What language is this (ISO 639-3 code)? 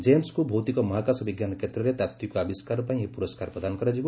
ori